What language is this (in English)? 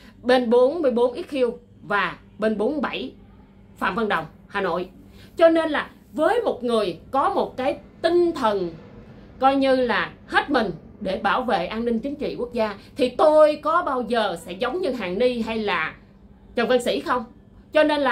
Vietnamese